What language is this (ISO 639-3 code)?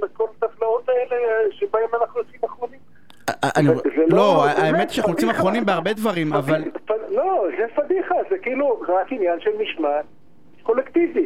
heb